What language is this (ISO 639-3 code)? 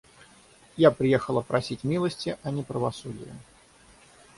rus